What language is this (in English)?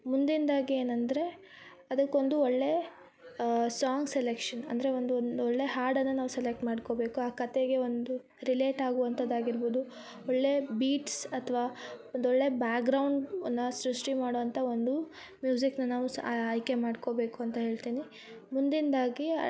Kannada